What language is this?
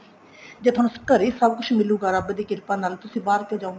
Punjabi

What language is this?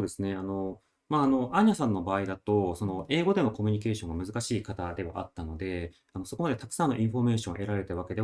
Japanese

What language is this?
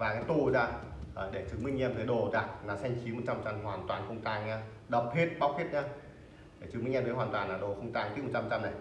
Vietnamese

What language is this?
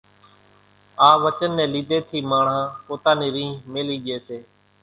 Kachi Koli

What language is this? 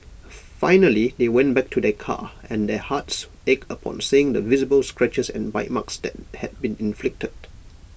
English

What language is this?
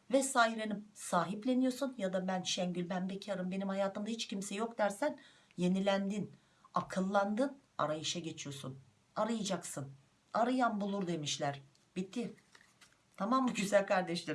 Turkish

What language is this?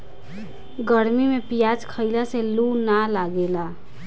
Bhojpuri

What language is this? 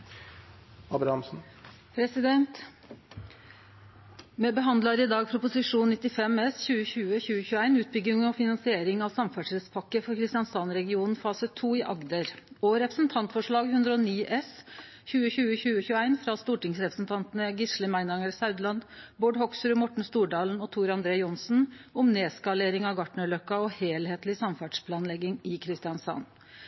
Norwegian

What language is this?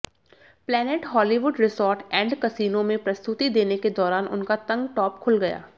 Hindi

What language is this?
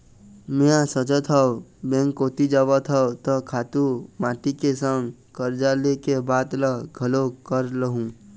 Chhattisgarhi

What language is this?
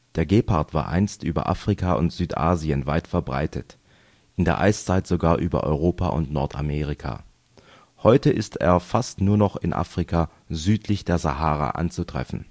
German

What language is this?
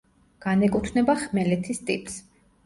Georgian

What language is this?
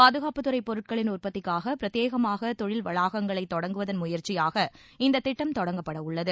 Tamil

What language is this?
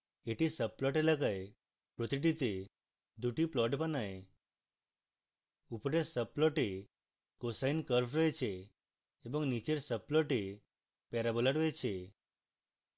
Bangla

